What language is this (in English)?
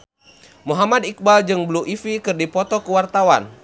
Sundanese